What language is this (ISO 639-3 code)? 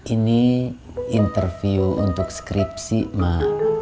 ind